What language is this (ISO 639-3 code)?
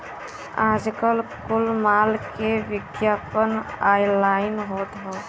bho